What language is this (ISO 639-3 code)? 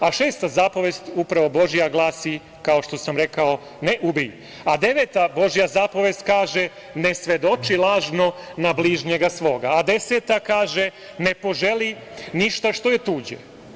srp